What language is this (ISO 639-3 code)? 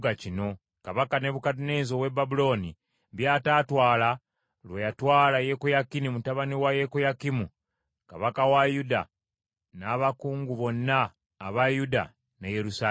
lug